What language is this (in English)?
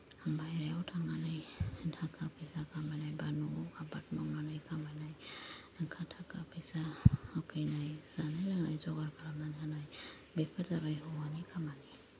Bodo